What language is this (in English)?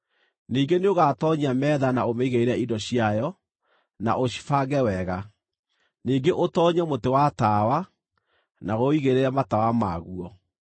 Kikuyu